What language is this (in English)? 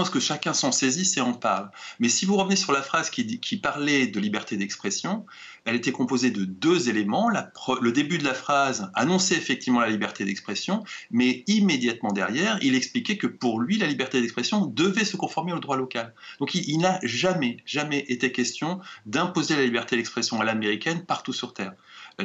French